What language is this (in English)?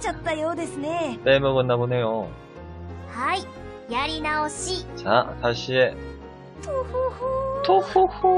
Korean